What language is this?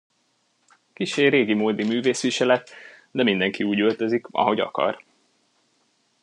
Hungarian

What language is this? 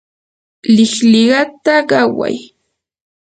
Yanahuanca Pasco Quechua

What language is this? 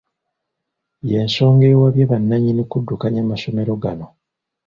Ganda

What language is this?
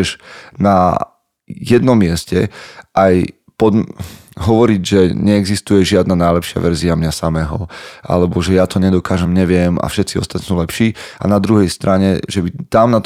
Slovak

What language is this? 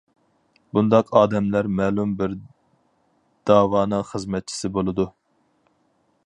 Uyghur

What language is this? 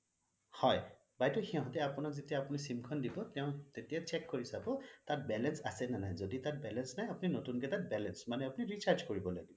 Assamese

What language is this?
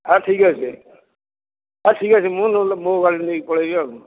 Odia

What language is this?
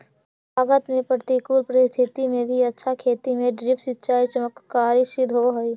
Magahi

